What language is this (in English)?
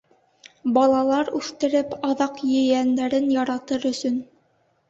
Bashkir